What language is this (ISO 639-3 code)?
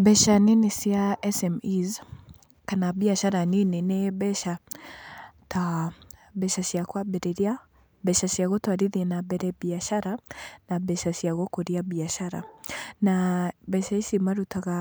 kik